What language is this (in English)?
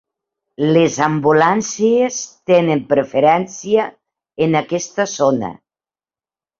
Catalan